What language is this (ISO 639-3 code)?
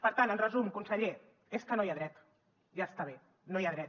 cat